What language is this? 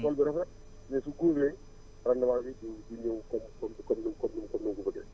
Wolof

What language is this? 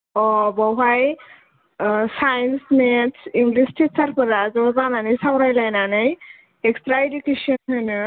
Bodo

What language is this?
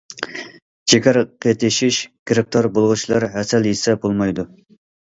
Uyghur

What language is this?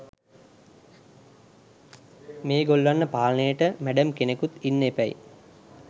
Sinhala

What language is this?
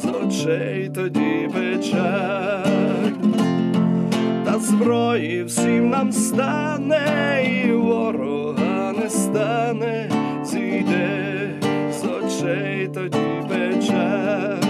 Ukrainian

